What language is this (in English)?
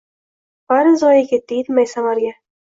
Uzbek